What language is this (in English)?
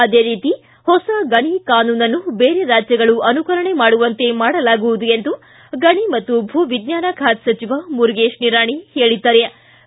Kannada